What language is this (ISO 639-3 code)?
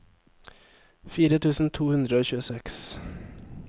nor